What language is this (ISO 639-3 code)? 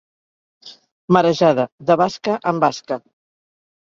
cat